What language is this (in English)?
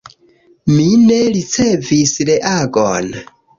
Esperanto